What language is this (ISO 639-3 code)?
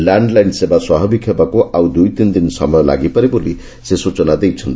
ori